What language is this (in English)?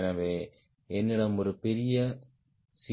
Tamil